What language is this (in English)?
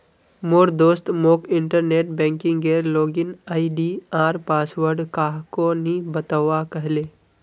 Magahi